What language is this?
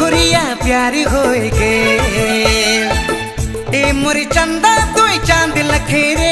Hindi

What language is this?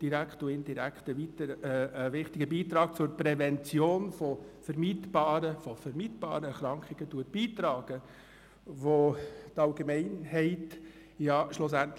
Swiss German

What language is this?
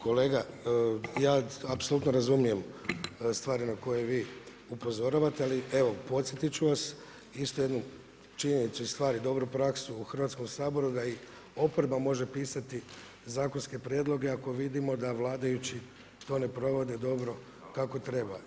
Croatian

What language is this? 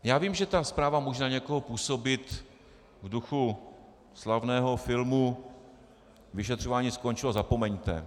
Czech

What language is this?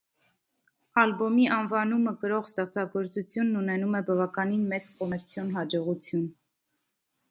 Armenian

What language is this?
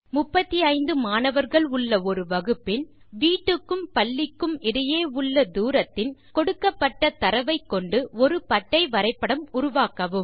Tamil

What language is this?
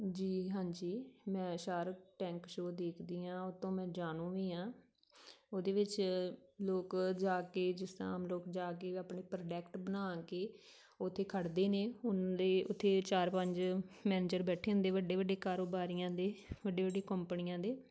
Punjabi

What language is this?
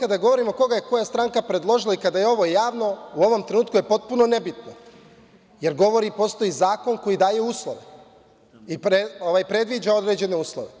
Serbian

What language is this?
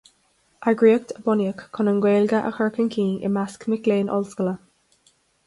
Irish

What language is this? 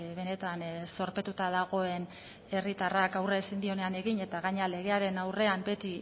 Basque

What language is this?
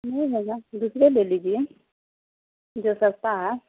Urdu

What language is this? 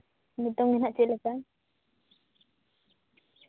Santali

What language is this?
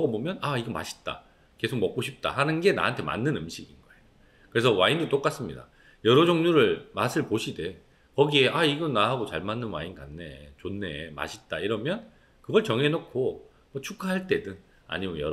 Korean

